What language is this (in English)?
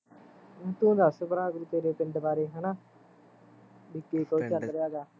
Punjabi